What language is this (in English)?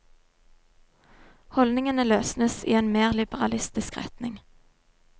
Norwegian